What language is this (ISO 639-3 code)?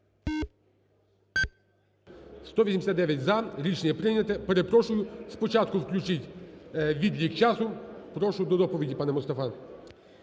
ukr